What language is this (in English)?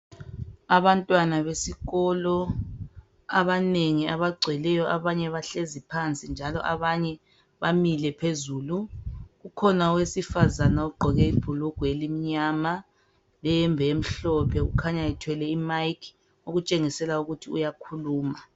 North Ndebele